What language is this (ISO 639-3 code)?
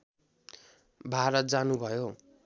nep